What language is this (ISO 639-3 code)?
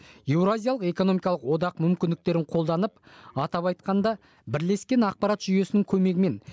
kaz